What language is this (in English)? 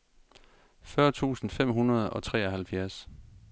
Danish